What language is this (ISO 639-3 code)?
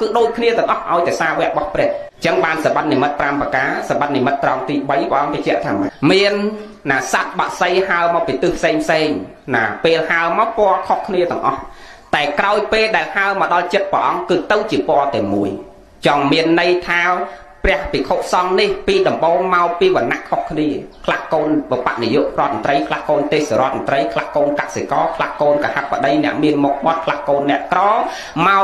vie